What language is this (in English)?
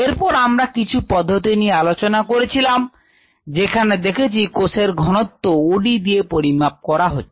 Bangla